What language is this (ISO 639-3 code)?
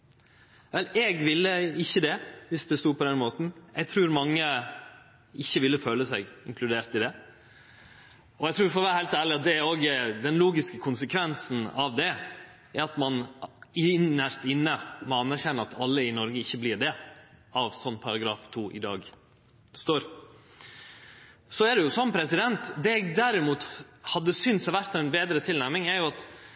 nno